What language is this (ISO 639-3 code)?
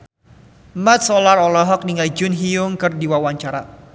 sun